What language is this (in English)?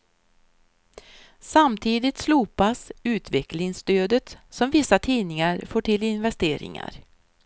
Swedish